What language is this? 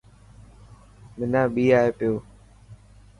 Dhatki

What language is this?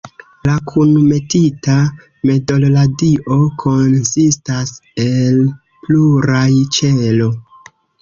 Esperanto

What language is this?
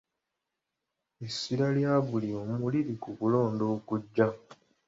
Ganda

